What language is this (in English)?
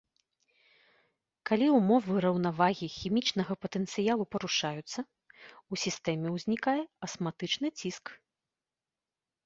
Belarusian